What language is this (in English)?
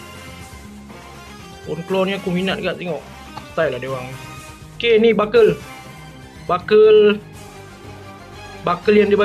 Malay